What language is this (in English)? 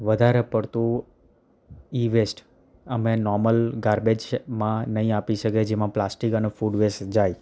Gujarati